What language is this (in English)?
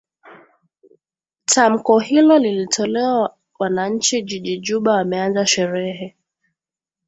Swahili